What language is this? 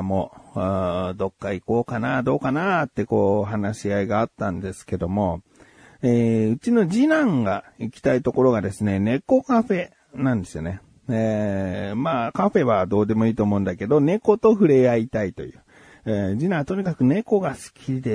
Japanese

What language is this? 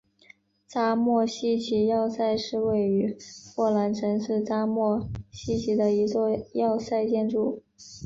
Chinese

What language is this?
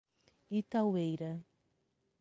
Portuguese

